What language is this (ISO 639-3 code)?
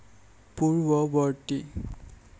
asm